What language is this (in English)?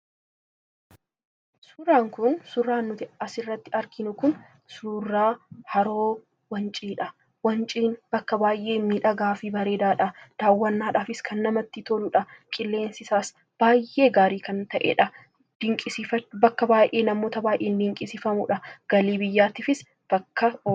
Oromo